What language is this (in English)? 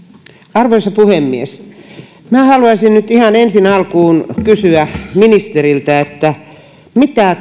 Finnish